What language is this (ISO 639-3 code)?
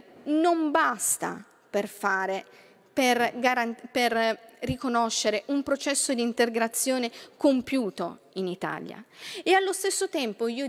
ita